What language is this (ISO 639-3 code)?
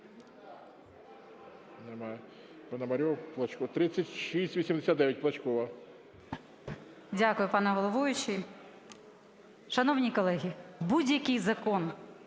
ukr